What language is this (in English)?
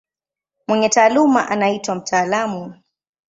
Swahili